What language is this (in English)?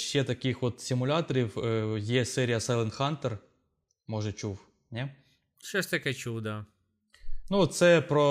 Ukrainian